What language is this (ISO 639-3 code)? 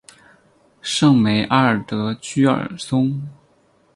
zho